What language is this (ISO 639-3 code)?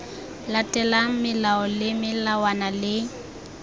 tsn